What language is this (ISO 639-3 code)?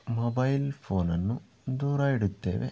kan